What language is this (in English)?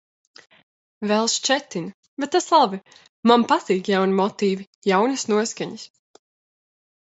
Latvian